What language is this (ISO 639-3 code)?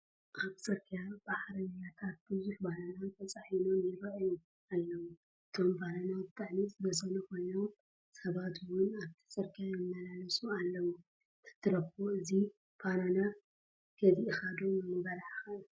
tir